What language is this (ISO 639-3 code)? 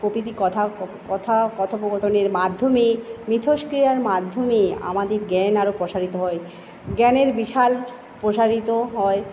ben